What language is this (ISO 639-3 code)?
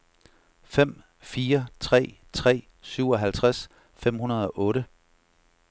dan